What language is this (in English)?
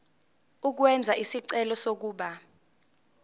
Zulu